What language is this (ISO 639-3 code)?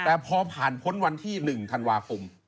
tha